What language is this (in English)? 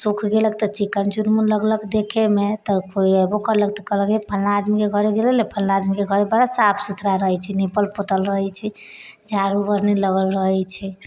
Maithili